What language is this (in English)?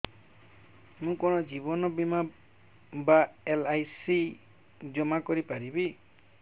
Odia